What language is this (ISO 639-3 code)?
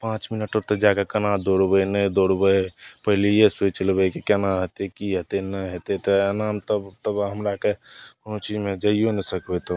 mai